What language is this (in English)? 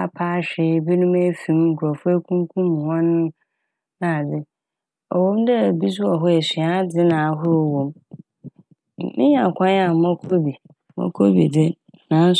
Akan